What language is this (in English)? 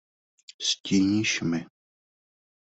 Czech